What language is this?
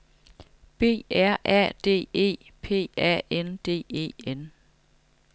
Danish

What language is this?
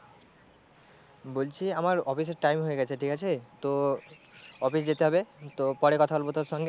Bangla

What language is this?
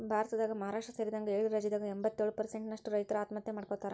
Kannada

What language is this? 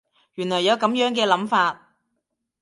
Cantonese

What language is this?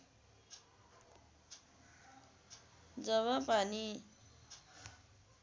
Nepali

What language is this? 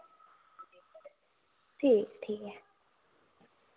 Dogri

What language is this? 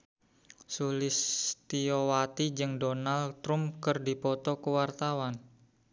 Sundanese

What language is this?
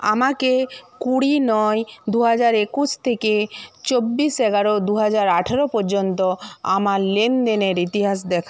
Bangla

